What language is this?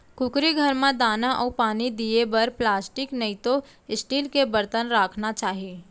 Chhattisgarhi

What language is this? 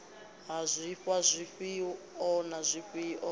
Venda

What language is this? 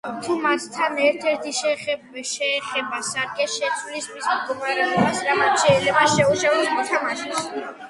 Georgian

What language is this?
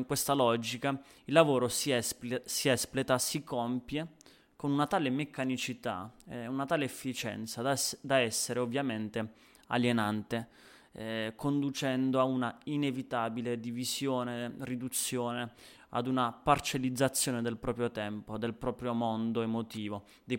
Italian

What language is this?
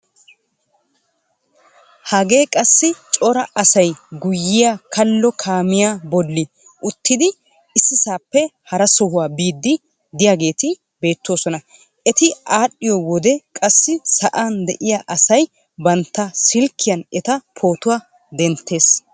Wolaytta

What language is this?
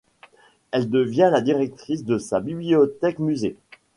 French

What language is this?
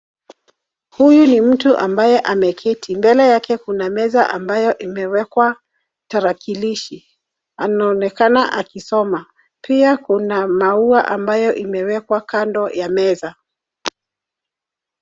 Swahili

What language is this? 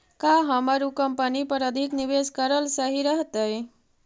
Magahi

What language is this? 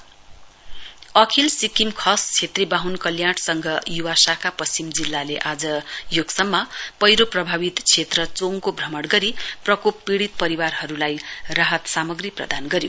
Nepali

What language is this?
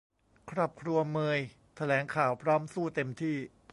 Thai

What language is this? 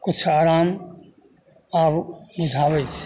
Maithili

